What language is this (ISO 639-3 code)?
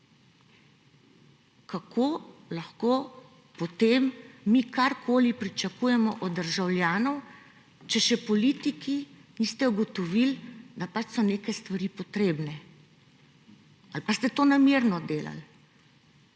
slv